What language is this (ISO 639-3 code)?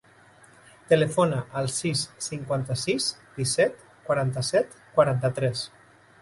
cat